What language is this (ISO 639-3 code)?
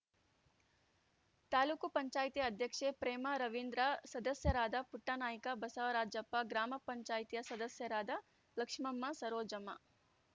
kan